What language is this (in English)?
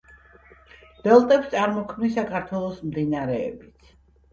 Georgian